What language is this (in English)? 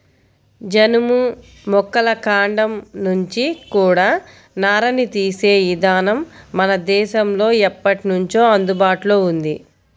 Telugu